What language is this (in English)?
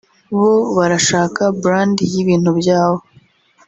Kinyarwanda